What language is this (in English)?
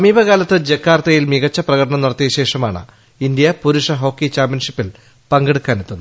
Malayalam